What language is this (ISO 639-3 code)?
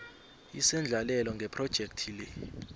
nbl